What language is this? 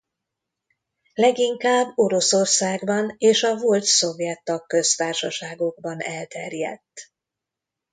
Hungarian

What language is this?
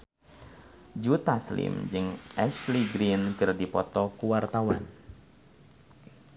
Sundanese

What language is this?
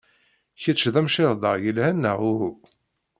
Kabyle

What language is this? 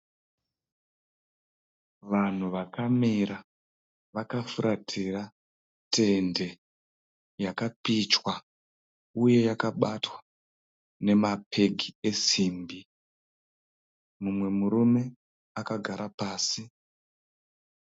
Shona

